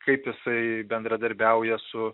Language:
Lithuanian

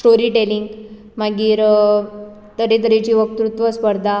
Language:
Konkani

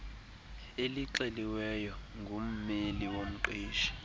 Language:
Xhosa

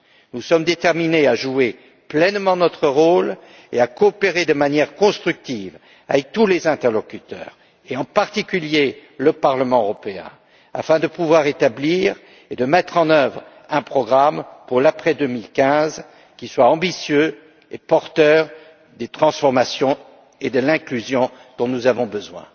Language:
French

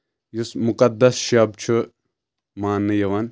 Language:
Kashmiri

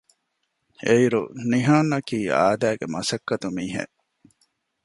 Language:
Divehi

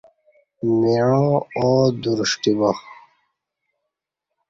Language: Kati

